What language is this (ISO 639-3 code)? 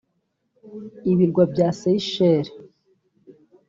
kin